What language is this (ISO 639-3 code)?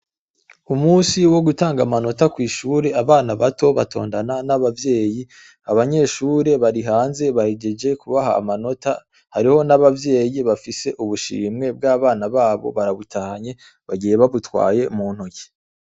run